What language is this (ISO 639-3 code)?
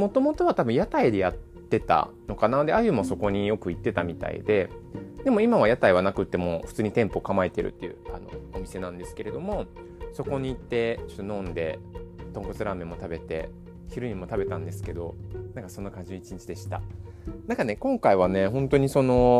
jpn